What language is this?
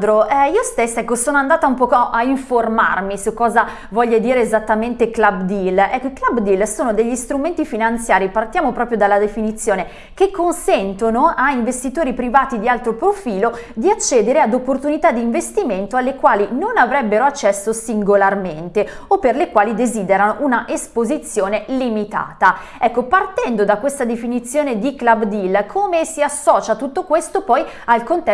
Italian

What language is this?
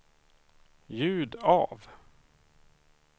Swedish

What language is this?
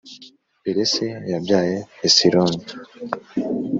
Kinyarwanda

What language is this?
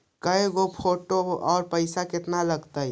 Magahi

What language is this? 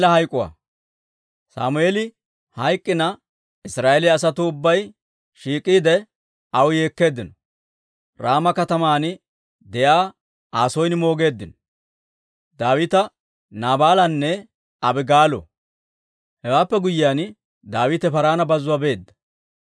Dawro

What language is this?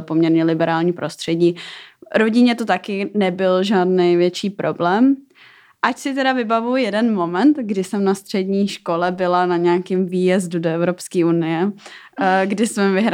Czech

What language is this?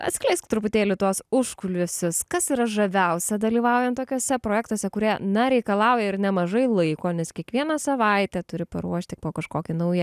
Lithuanian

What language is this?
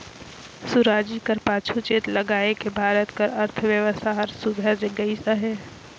Chhattisgarhi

